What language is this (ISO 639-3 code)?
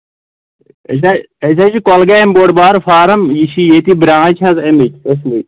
kas